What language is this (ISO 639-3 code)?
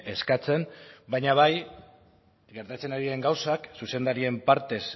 eus